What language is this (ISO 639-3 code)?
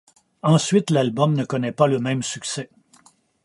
fra